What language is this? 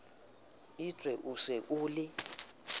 Southern Sotho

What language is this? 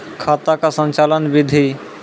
Maithili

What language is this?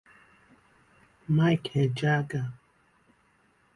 Igbo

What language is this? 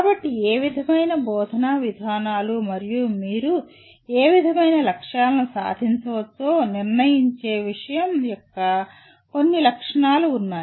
Telugu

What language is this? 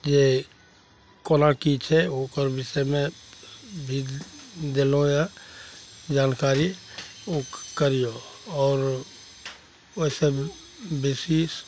Maithili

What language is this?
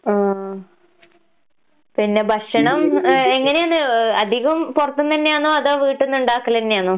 Malayalam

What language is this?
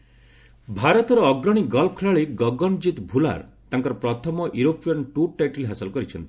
Odia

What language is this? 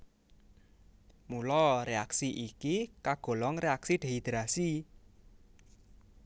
Javanese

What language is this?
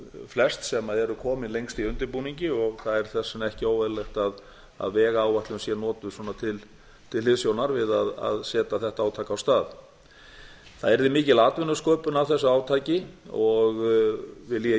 Icelandic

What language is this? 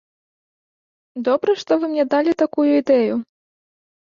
Belarusian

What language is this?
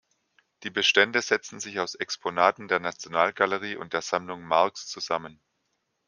German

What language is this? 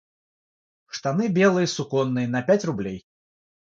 Russian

